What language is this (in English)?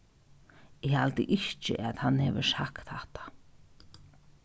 Faroese